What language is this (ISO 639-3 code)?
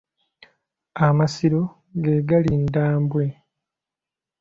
lug